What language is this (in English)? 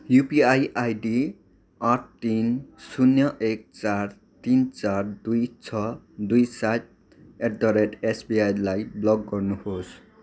Nepali